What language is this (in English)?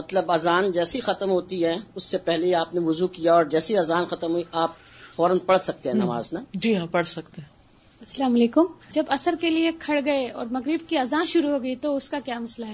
Urdu